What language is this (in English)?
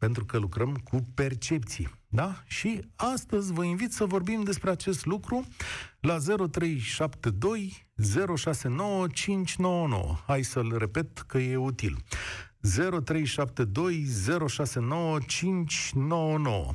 Romanian